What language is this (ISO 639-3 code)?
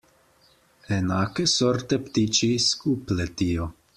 slv